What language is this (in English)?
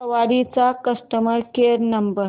Marathi